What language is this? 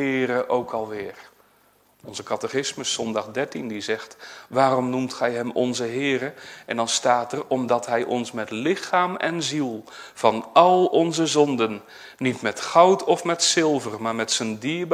Dutch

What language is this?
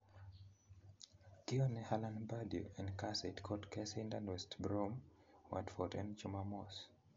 Kalenjin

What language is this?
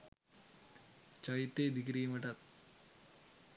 Sinhala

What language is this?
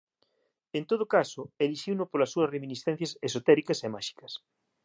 Galician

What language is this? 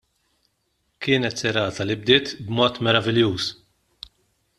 Maltese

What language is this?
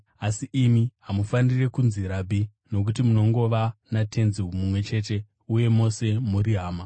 Shona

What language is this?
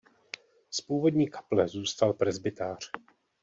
Czech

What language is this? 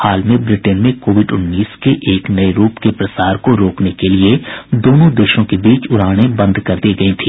Hindi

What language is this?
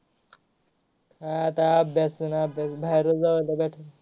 Marathi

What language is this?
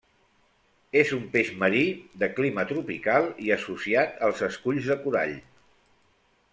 Catalan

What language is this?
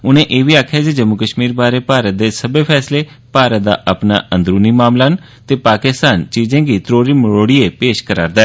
Dogri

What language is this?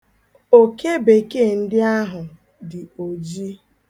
Igbo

